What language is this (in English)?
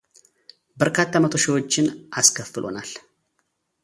Amharic